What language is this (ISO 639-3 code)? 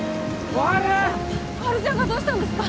jpn